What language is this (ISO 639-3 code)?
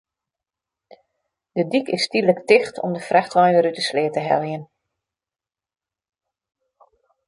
fry